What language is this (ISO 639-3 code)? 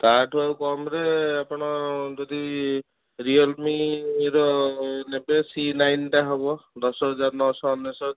ori